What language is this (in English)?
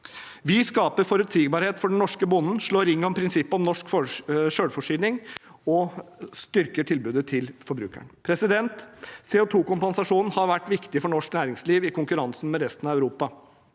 Norwegian